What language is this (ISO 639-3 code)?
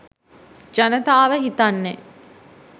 sin